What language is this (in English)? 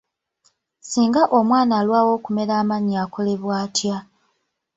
Ganda